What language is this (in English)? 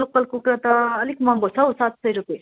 Nepali